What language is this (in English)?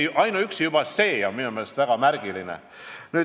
Estonian